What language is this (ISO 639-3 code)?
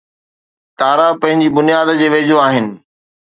snd